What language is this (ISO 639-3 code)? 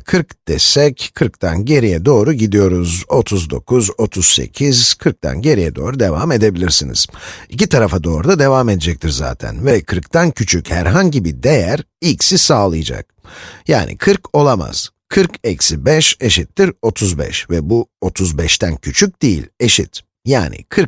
tur